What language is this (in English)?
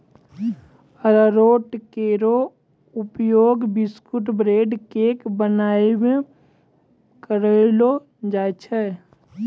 Maithili